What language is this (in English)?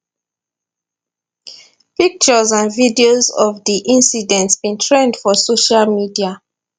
Nigerian Pidgin